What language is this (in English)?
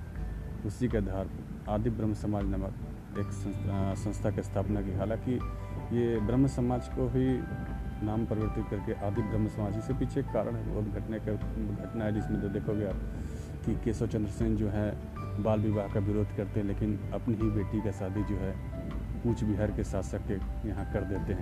Hindi